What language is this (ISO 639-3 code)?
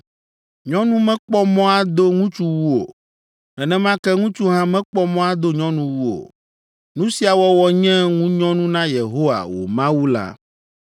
ewe